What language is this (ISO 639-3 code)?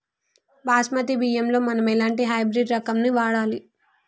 tel